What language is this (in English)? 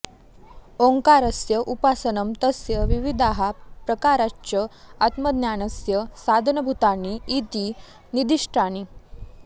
Sanskrit